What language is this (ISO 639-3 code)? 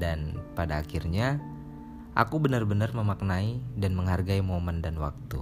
ind